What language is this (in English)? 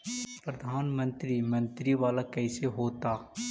Magahi